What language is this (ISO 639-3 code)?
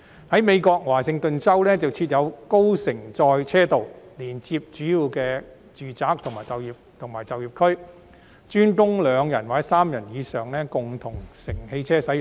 yue